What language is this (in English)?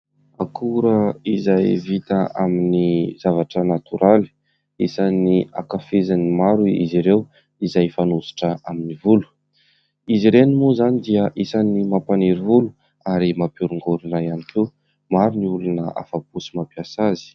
Malagasy